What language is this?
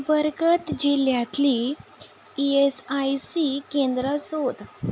Konkani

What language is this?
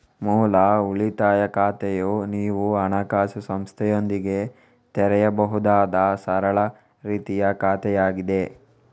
Kannada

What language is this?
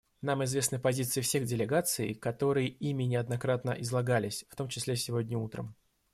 Russian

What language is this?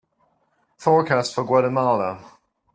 English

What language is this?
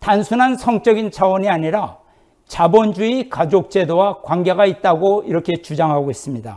Korean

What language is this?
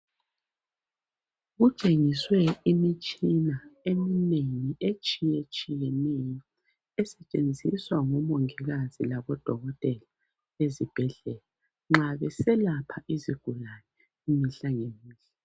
North Ndebele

